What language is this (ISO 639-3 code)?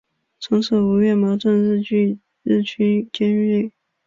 zho